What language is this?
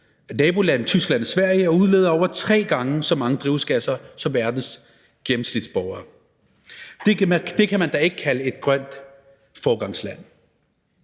Danish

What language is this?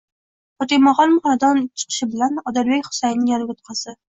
Uzbek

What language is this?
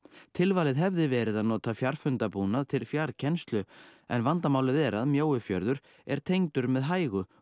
Icelandic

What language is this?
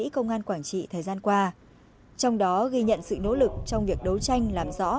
Vietnamese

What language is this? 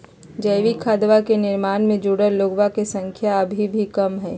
Magahi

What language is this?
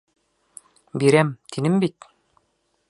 Bashkir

